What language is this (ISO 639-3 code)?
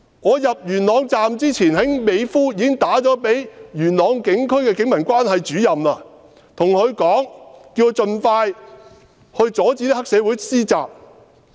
yue